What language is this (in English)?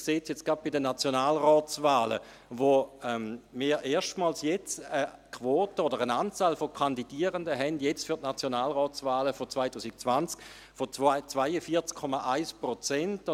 Swiss German